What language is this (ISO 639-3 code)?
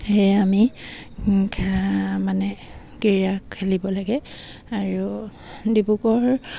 asm